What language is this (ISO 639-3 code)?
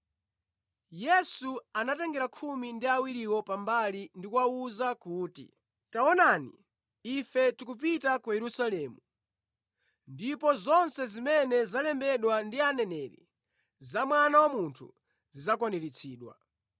nya